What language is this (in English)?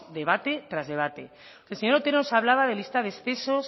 Spanish